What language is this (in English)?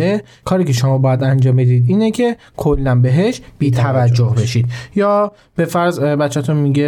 Persian